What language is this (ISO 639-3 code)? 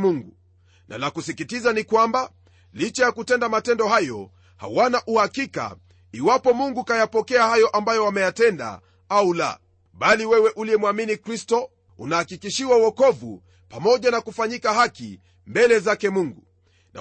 swa